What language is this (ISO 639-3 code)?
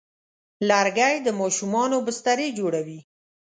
pus